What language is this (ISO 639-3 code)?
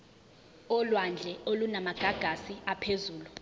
zul